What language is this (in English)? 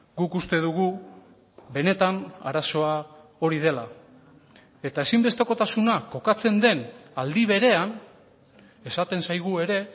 Basque